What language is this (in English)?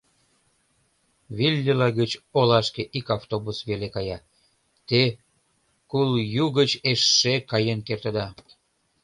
Mari